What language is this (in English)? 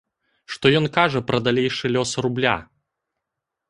Belarusian